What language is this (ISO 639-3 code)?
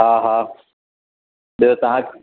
snd